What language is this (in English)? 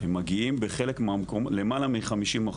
Hebrew